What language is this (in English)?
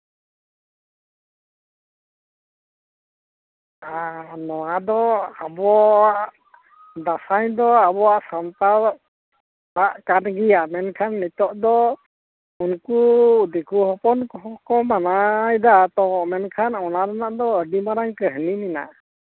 Santali